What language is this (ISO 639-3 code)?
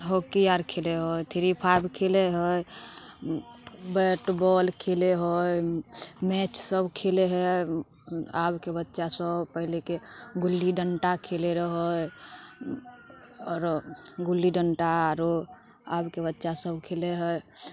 mai